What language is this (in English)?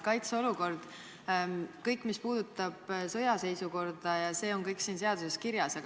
Estonian